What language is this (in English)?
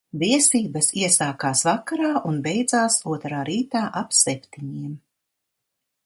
Latvian